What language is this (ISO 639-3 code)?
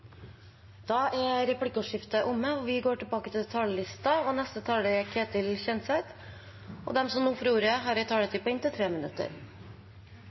nor